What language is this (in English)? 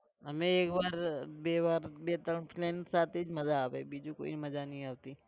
Gujarati